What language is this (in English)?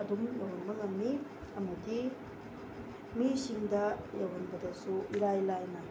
Manipuri